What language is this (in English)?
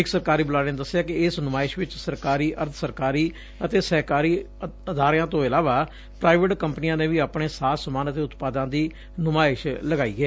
Punjabi